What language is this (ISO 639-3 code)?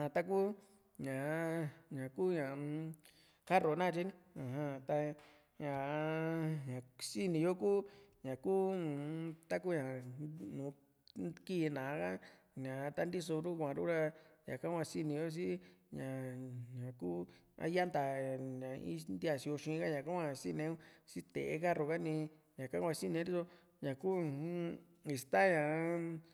vmc